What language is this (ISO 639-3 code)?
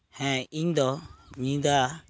sat